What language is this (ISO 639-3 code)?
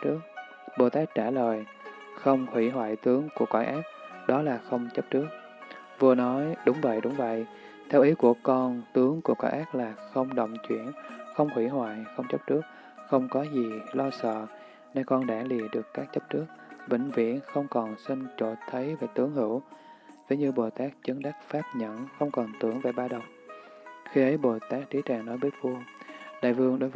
vie